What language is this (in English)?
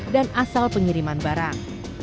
Indonesian